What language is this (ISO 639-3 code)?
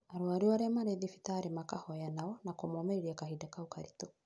kik